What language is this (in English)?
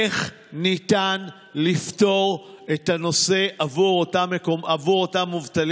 Hebrew